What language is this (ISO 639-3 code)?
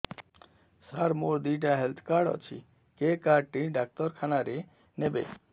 ori